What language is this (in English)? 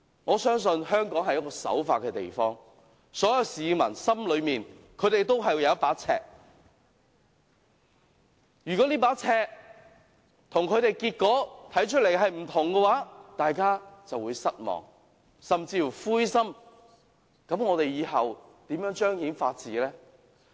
Cantonese